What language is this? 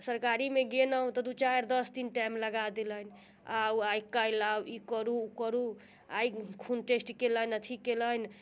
Maithili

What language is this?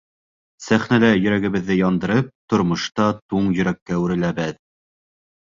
Bashkir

